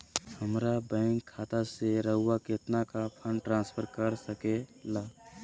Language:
Magahi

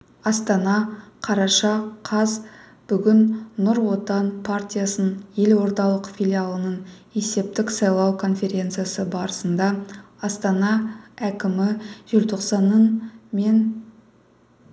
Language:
Kazakh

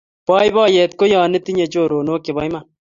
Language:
Kalenjin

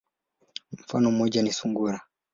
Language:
Swahili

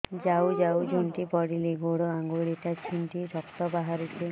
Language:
Odia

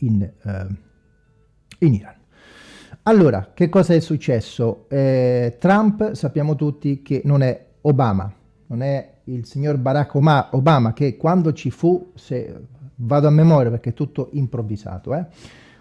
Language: Italian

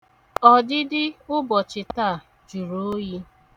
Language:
Igbo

